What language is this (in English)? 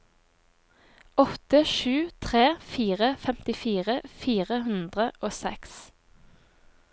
Norwegian